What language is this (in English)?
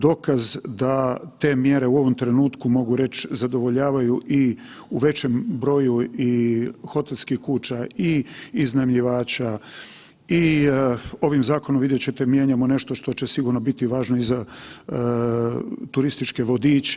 Croatian